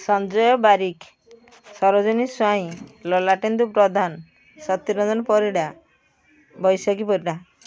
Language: Odia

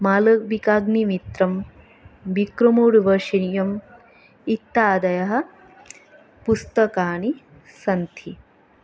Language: Sanskrit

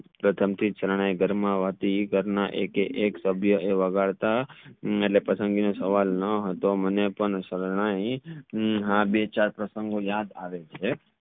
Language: Gujarati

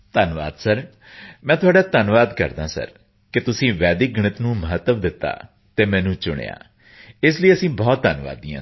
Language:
Punjabi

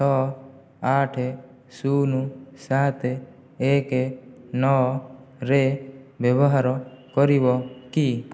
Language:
Odia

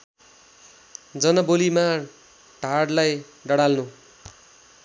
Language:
Nepali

